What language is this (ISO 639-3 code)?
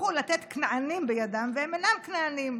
heb